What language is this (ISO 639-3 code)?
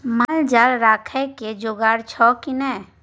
mai